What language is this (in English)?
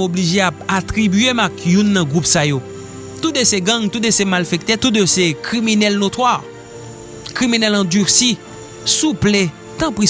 French